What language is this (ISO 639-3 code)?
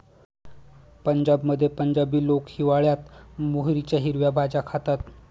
mar